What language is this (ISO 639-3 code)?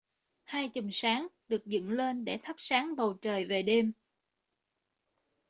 vie